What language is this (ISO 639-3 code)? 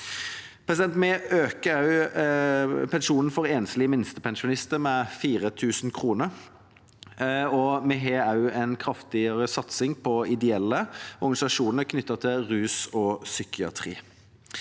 nor